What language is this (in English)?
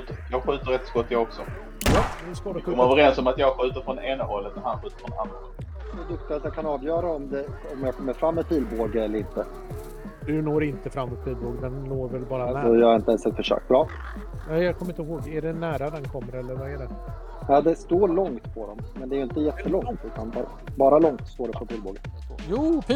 Swedish